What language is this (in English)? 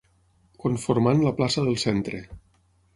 Catalan